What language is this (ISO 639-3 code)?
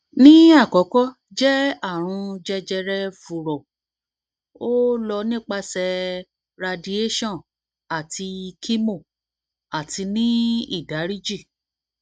yor